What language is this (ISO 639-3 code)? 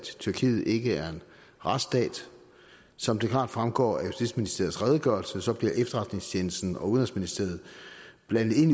dan